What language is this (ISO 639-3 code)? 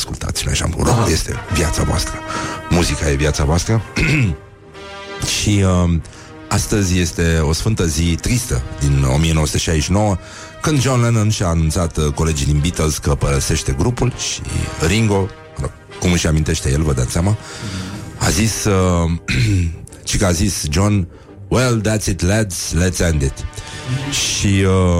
ron